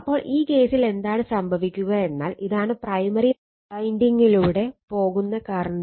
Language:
Malayalam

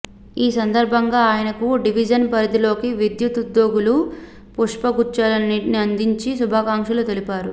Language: Telugu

